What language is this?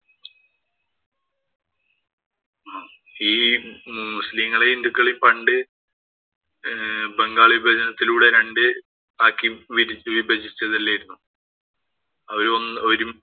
Malayalam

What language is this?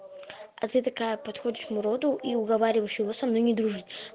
Russian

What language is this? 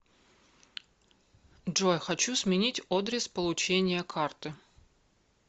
Russian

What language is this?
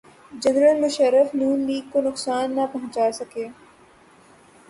Urdu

